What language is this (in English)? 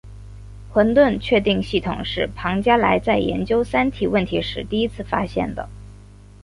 Chinese